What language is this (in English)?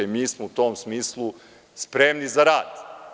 Serbian